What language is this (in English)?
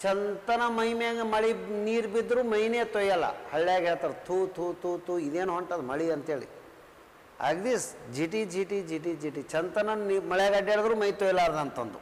Kannada